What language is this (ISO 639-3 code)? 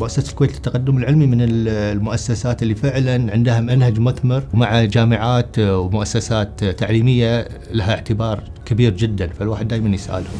ara